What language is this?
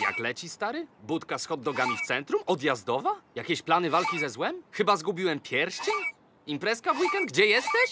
Polish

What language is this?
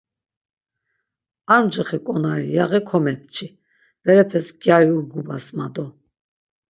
Laz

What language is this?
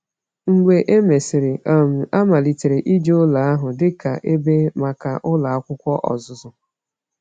Igbo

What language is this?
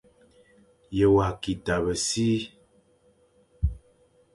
Fang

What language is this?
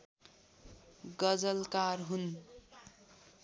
Nepali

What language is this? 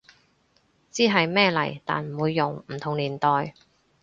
Cantonese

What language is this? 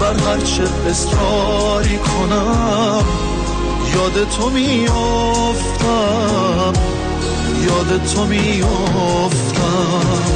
Persian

